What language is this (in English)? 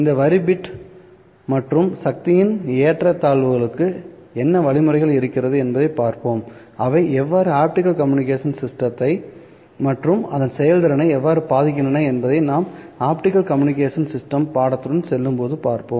Tamil